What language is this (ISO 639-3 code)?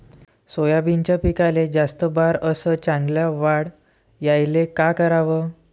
mar